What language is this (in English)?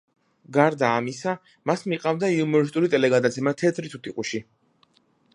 Georgian